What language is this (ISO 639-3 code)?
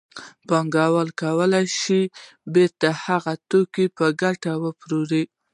pus